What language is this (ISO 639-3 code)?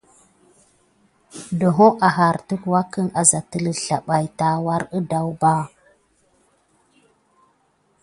gid